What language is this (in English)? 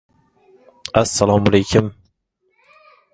Uzbek